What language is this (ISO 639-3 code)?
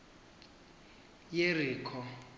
xho